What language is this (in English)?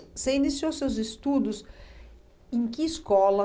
Portuguese